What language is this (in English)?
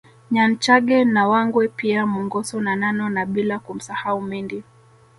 Swahili